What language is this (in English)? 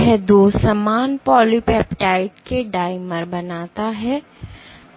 Hindi